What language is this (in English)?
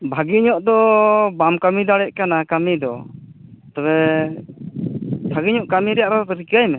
Santali